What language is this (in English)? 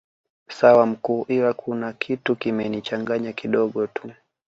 Swahili